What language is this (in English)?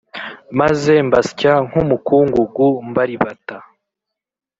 Kinyarwanda